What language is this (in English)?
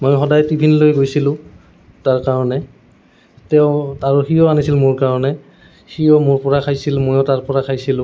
Assamese